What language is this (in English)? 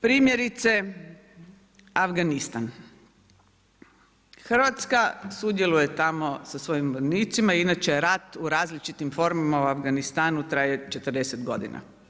Croatian